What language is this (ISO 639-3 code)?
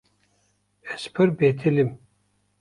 kur